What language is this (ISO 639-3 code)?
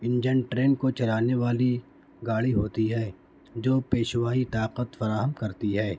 urd